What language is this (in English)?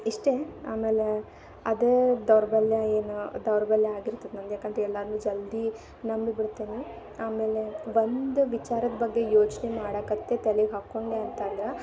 Kannada